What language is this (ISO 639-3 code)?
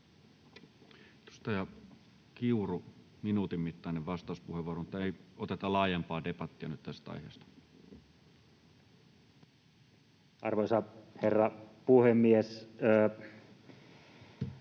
fin